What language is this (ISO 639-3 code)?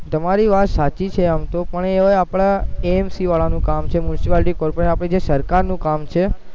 guj